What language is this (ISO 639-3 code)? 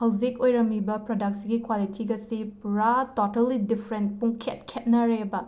mni